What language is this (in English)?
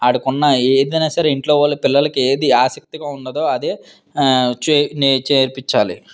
Telugu